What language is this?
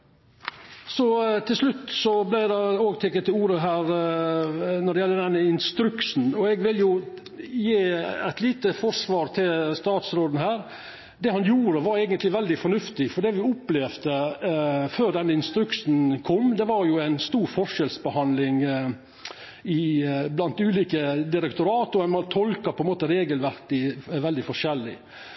Norwegian Nynorsk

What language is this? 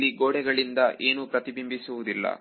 Kannada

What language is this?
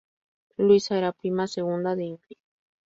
Spanish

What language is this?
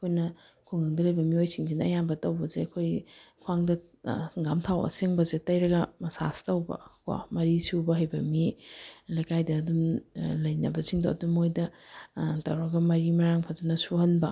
Manipuri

